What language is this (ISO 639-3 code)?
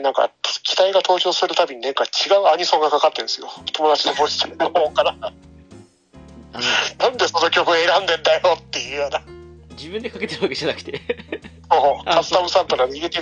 jpn